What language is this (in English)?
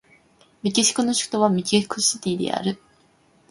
Japanese